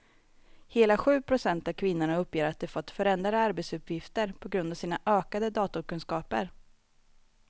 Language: Swedish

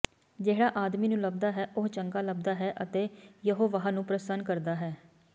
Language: Punjabi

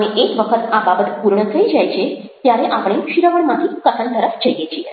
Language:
Gujarati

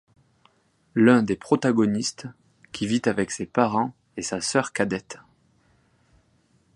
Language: French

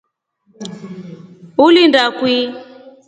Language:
Rombo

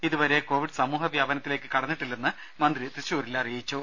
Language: Malayalam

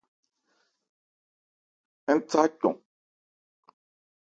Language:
Ebrié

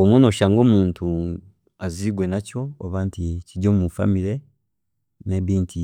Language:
Chiga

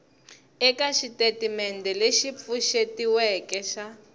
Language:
Tsonga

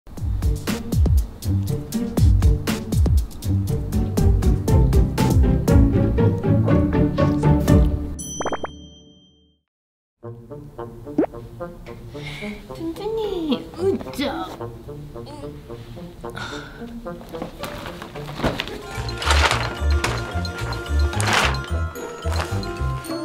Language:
Spanish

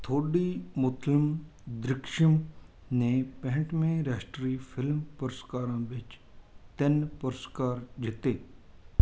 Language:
Punjabi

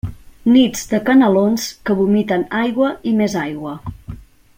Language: Catalan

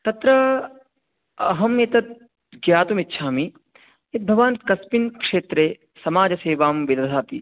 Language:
Sanskrit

